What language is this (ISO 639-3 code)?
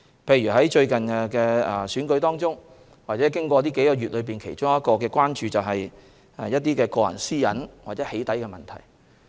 yue